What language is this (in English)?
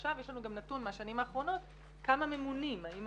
Hebrew